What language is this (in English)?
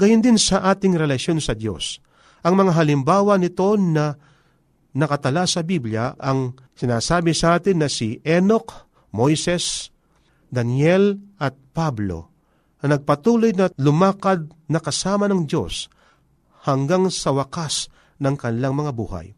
Filipino